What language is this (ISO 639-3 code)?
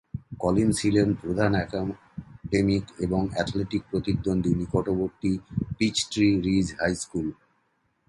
ben